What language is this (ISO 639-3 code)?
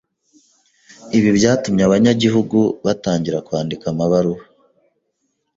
kin